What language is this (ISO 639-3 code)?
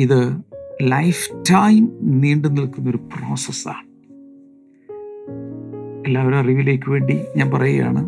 mal